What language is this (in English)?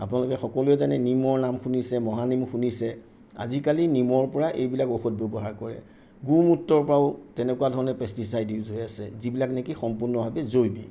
Assamese